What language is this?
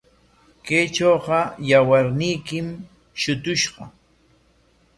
Corongo Ancash Quechua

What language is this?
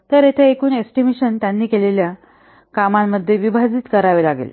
Marathi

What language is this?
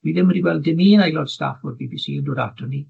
Welsh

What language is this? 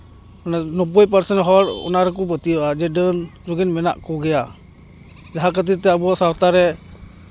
Santali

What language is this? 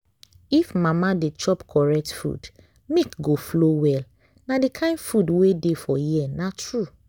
Nigerian Pidgin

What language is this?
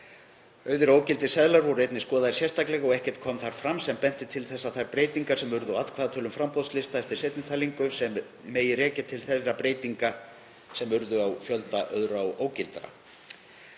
Icelandic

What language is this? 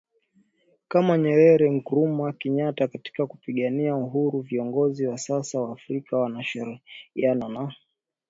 Swahili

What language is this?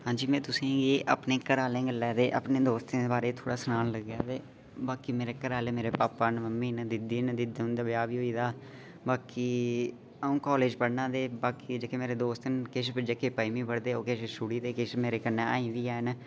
Dogri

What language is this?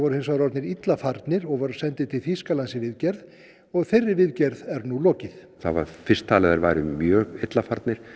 Icelandic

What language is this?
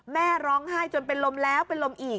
Thai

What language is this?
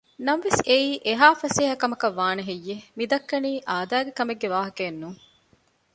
Divehi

